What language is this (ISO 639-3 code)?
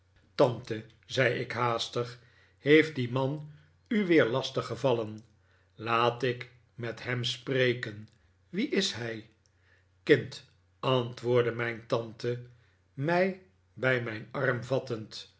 nld